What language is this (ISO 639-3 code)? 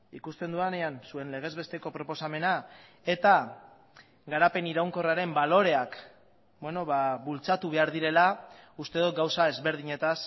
eus